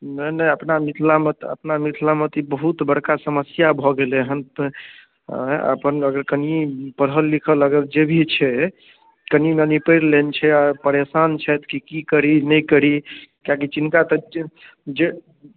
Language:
Maithili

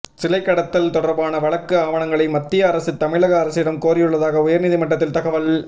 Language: Tamil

